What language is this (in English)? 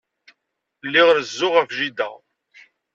Kabyle